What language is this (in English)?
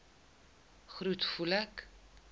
Afrikaans